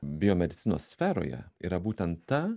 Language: Lithuanian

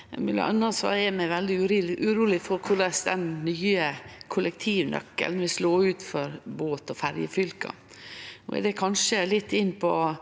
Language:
Norwegian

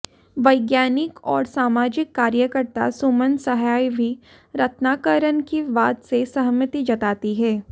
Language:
Hindi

